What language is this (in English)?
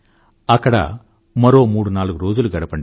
Telugu